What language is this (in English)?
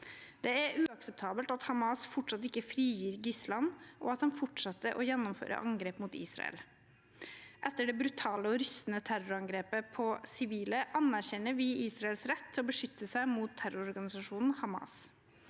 Norwegian